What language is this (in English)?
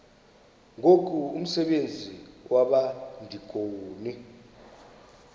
Xhosa